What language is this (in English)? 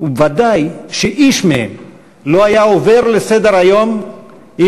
Hebrew